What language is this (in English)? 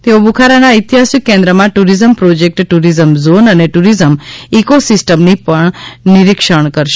Gujarati